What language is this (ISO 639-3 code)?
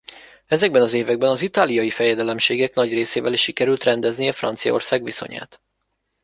hun